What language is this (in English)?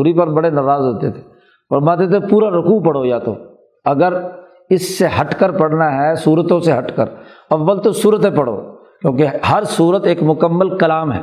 Urdu